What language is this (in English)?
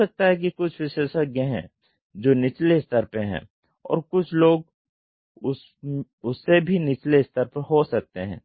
Hindi